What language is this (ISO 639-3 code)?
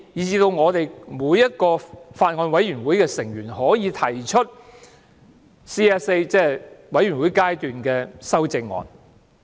yue